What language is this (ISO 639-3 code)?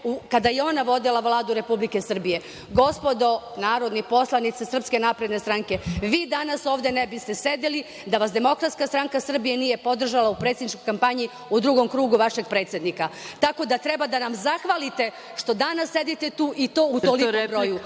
srp